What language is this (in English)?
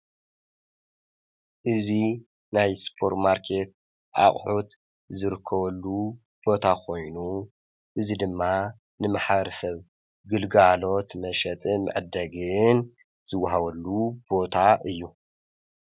Tigrinya